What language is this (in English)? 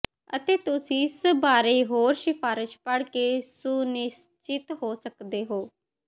Punjabi